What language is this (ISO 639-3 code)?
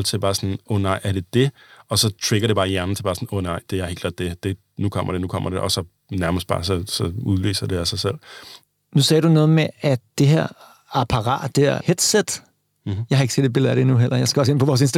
dan